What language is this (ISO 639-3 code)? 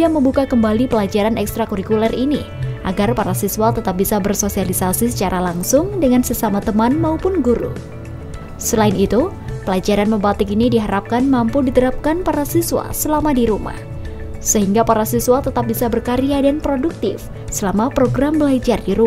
ind